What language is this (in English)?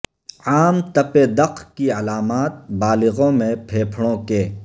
Urdu